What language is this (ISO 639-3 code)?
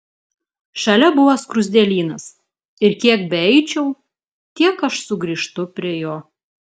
lit